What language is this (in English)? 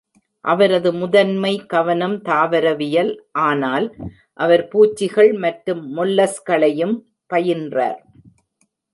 Tamil